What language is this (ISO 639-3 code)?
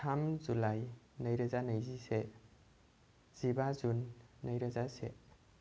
brx